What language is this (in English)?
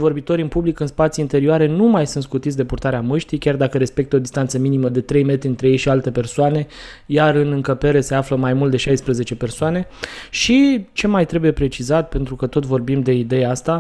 Romanian